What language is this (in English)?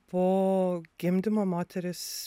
Lithuanian